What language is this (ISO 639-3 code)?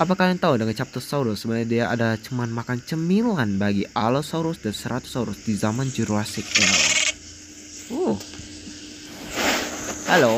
ind